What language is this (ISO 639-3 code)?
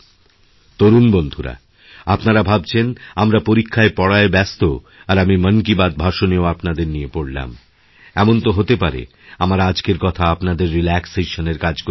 ben